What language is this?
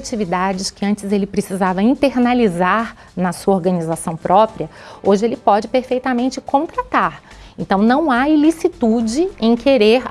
Portuguese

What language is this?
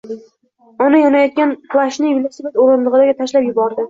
Uzbek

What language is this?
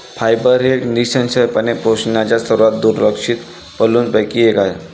Marathi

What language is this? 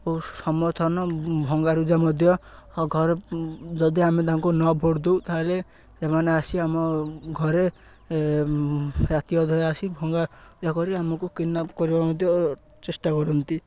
Odia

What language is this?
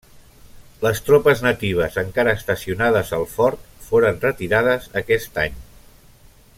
Catalan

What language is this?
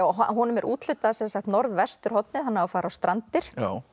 Icelandic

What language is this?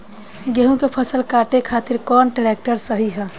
Bhojpuri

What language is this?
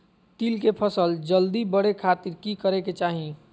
Magahi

